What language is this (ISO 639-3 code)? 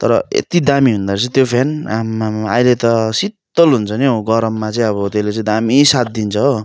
nep